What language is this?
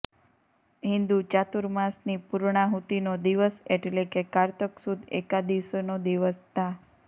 Gujarati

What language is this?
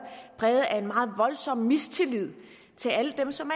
Danish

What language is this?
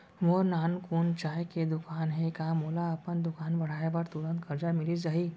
Chhattisgarhi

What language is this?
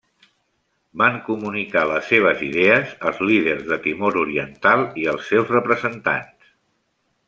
Catalan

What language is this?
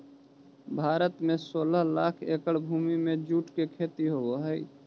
Magahi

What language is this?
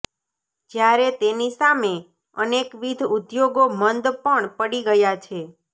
Gujarati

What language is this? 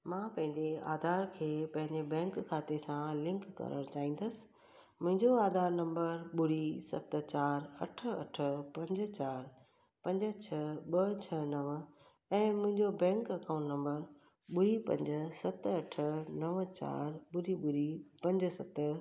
Sindhi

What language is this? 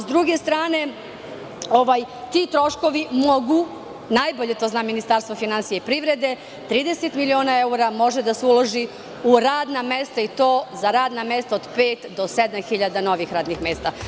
Serbian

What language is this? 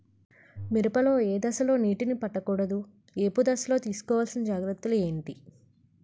Telugu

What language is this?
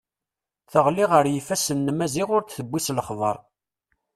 Kabyle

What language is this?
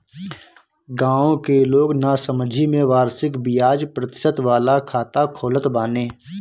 Bhojpuri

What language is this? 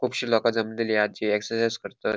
Konkani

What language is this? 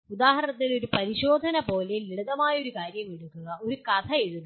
Malayalam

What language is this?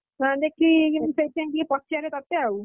Odia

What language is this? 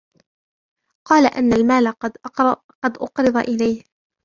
Arabic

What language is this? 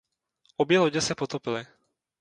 Czech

